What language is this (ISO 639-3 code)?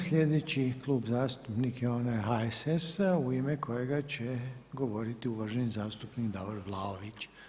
hrv